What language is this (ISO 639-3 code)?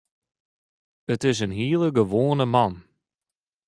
fry